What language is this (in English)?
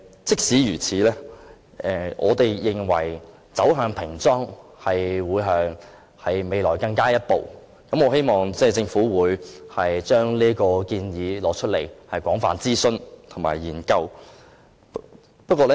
Cantonese